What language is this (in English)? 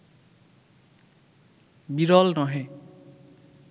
Bangla